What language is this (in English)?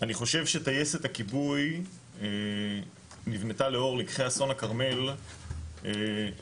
Hebrew